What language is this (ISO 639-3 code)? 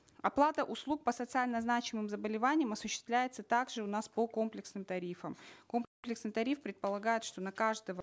kaz